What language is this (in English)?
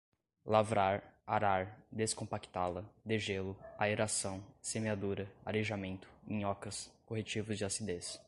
Portuguese